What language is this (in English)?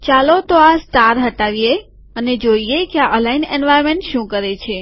Gujarati